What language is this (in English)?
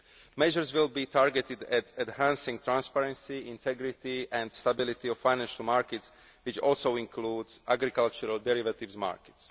English